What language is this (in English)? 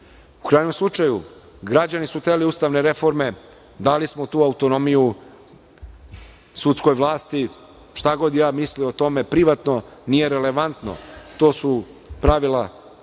Serbian